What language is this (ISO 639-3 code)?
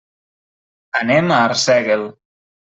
cat